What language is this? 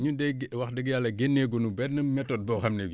Wolof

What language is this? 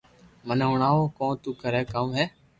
Loarki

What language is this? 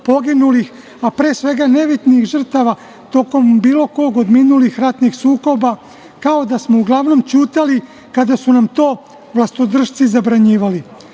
Serbian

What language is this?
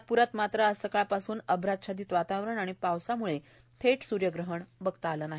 Marathi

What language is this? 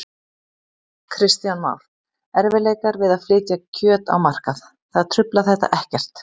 Icelandic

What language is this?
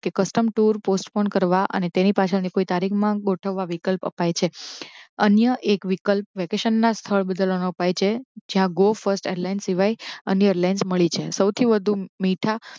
Gujarati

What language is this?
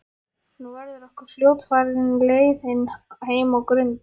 Icelandic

